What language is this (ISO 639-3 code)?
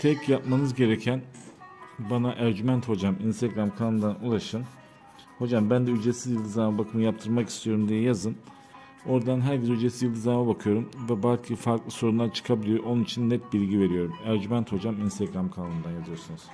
tur